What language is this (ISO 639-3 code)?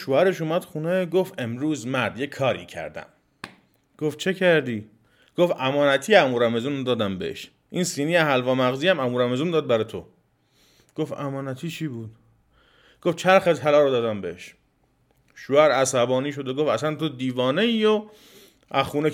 fas